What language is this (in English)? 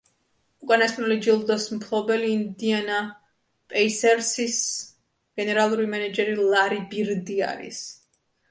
Georgian